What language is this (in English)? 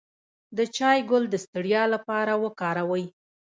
Pashto